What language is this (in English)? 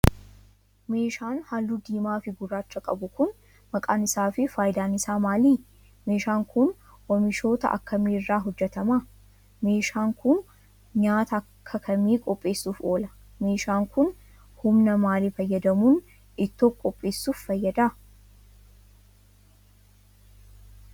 Oromo